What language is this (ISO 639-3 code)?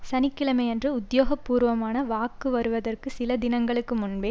tam